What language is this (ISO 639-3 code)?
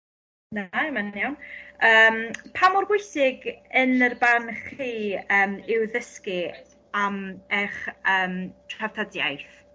cym